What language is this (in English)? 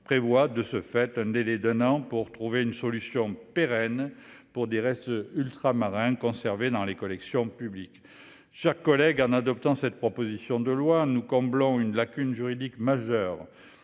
French